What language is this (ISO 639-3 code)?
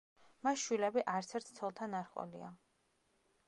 kat